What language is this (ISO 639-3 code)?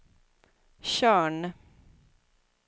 swe